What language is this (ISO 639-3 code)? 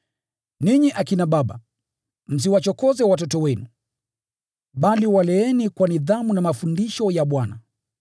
swa